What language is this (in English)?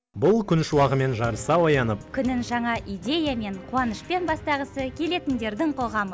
Kazakh